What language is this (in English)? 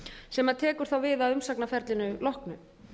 Icelandic